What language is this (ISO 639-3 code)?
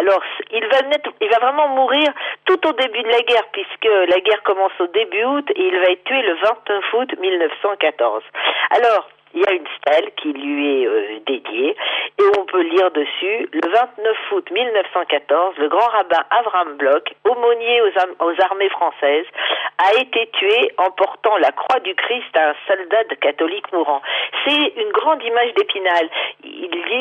fra